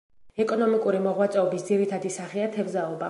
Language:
Georgian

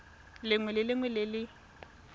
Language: Tswana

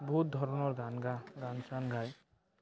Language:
Assamese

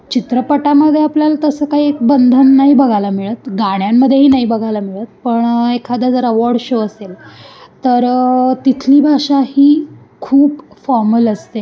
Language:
Marathi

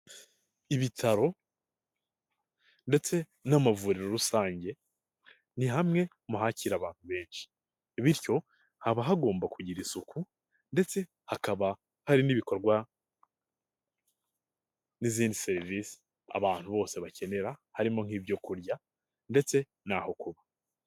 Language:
Kinyarwanda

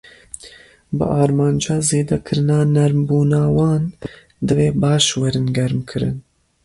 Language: Kurdish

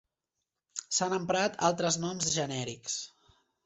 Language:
Catalan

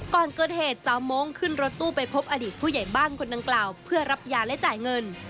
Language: Thai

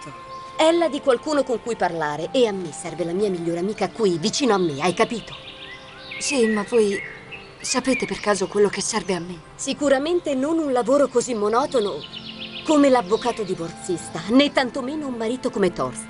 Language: Italian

